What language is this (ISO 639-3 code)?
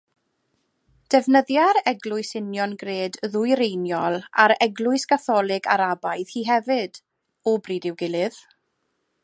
cym